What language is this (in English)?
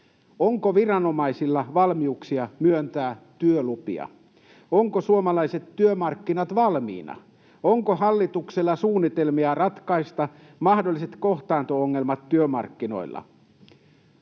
Finnish